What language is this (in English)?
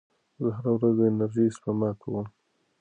Pashto